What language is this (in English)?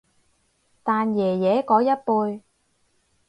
Cantonese